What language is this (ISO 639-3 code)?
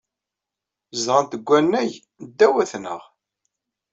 kab